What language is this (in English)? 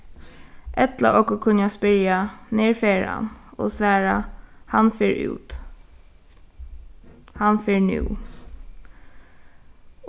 Faroese